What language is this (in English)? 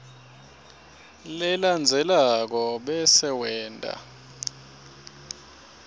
Swati